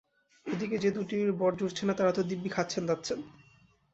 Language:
Bangla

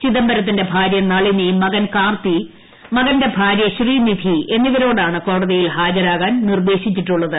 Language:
Malayalam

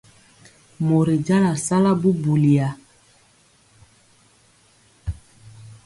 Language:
Mpiemo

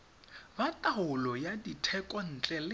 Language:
Tswana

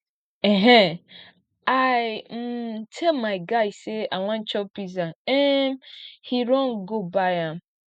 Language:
Nigerian Pidgin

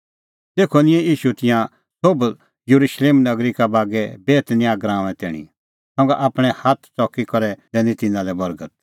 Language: Kullu Pahari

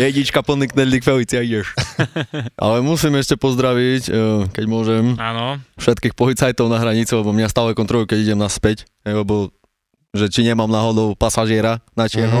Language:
Slovak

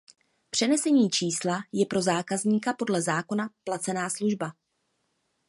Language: Czech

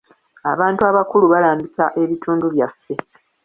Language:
Ganda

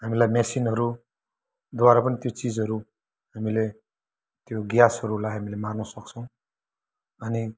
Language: Nepali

